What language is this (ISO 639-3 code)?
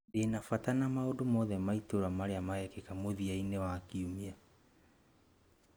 kik